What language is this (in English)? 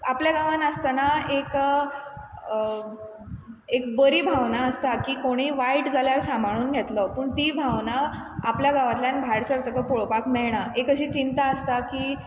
Konkani